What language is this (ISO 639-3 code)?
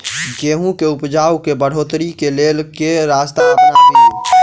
mai